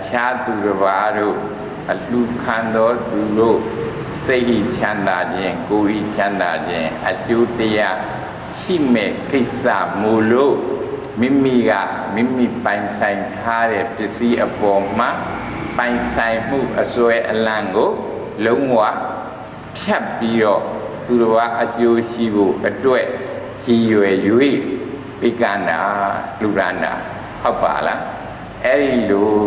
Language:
Thai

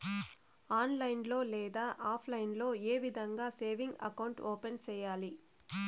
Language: Telugu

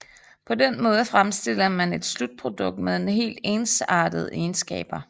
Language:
Danish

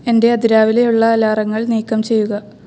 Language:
Malayalam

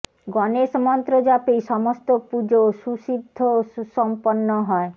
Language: Bangla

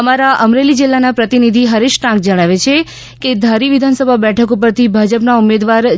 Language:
Gujarati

